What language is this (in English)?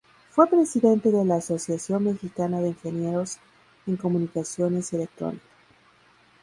Spanish